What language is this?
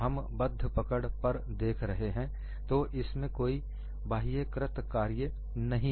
Hindi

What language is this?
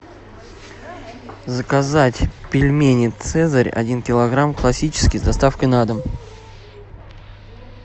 Russian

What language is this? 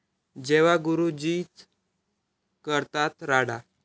Marathi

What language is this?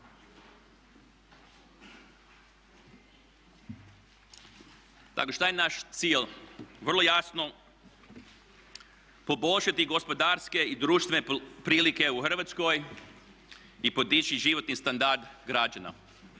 Croatian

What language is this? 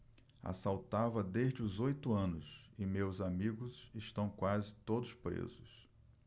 Portuguese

